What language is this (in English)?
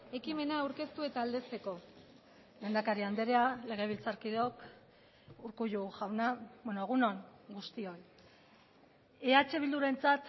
Basque